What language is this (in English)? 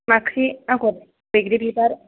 Bodo